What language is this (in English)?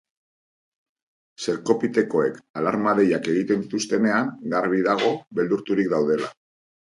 Basque